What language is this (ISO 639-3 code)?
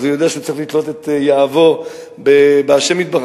heb